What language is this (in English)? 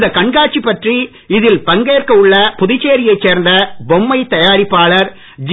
Tamil